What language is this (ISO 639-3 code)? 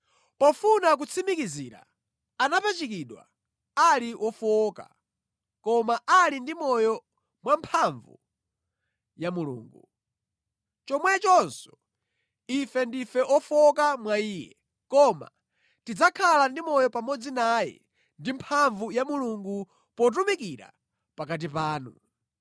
nya